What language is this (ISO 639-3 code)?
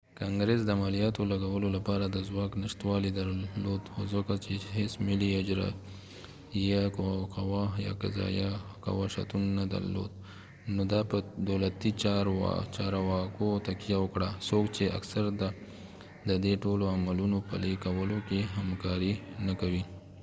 pus